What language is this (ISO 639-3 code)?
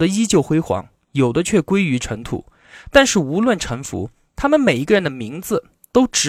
zho